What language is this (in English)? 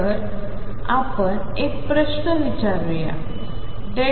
Marathi